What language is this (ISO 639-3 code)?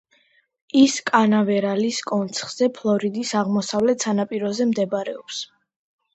kat